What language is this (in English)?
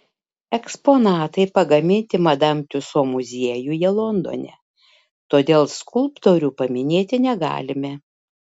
Lithuanian